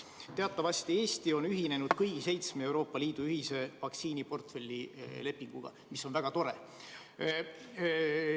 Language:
Estonian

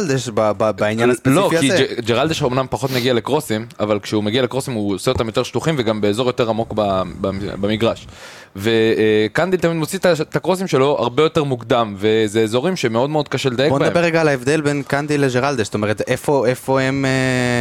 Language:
Hebrew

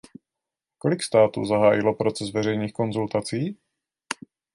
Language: Czech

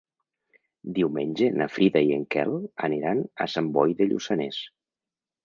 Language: Catalan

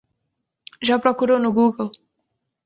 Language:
Portuguese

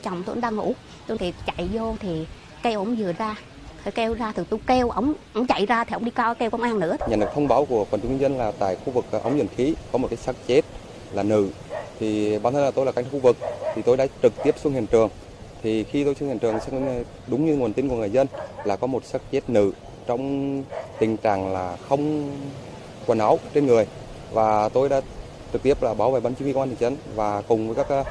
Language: Vietnamese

